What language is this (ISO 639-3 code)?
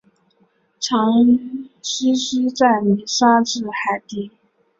zho